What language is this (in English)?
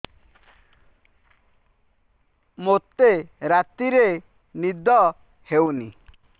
Odia